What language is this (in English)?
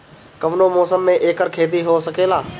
Bhojpuri